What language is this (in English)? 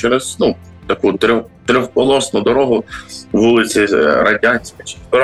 Ukrainian